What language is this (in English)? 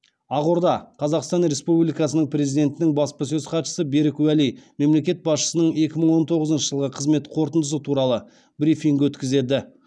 Kazakh